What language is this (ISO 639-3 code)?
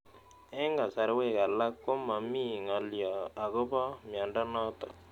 kln